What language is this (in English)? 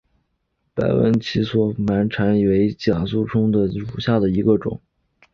Chinese